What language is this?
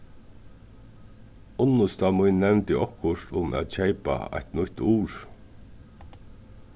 Faroese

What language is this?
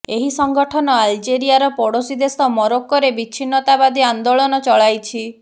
Odia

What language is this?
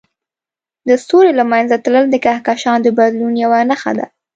Pashto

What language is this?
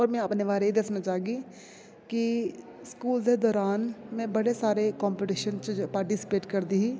Dogri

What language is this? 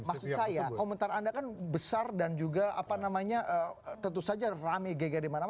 Indonesian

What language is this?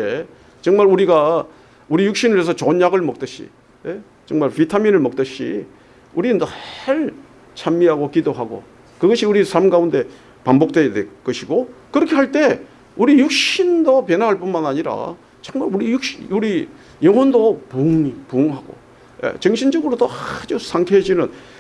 Korean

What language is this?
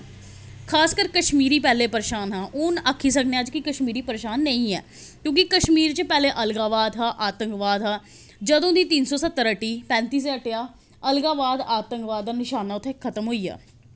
Dogri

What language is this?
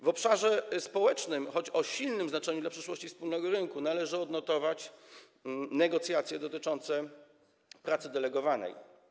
Polish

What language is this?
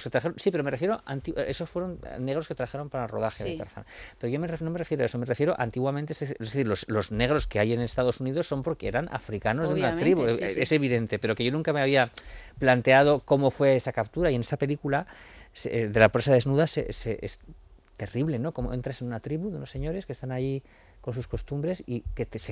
Spanish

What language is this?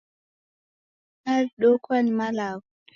Taita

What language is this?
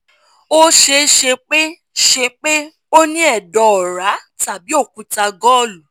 Yoruba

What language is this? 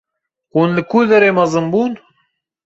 Kurdish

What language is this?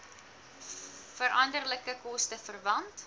Afrikaans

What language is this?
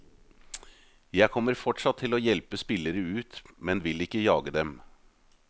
Norwegian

